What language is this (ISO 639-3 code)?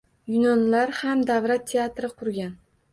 uzb